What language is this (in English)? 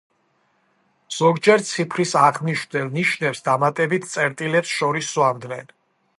Georgian